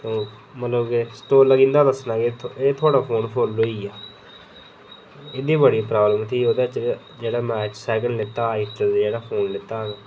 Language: Dogri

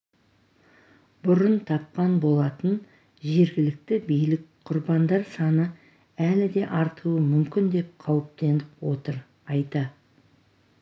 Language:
Kazakh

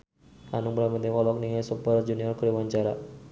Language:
Sundanese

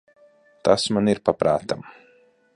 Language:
Latvian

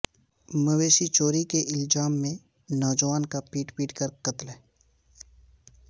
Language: Urdu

